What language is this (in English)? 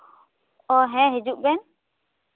Santali